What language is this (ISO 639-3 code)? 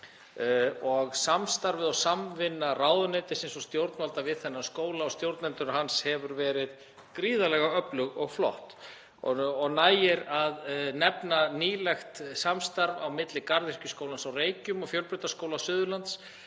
isl